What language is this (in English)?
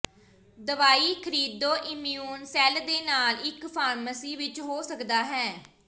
Punjabi